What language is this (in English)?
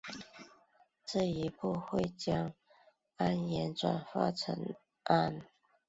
Chinese